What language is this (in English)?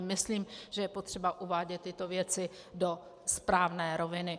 Czech